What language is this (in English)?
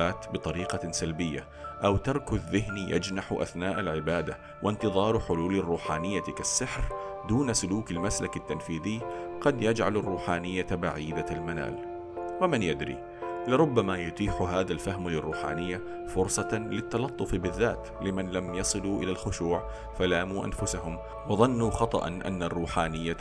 Arabic